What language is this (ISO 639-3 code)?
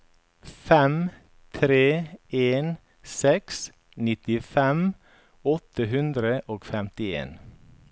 nor